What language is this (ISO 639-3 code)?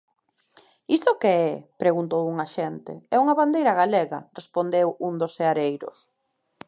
glg